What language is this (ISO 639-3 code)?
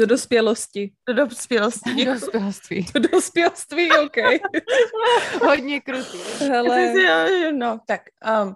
ces